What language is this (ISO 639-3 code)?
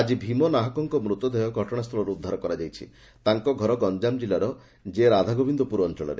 ori